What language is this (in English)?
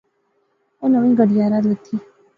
Pahari-Potwari